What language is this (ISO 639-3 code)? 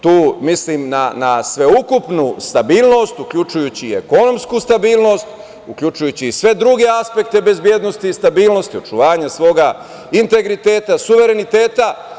srp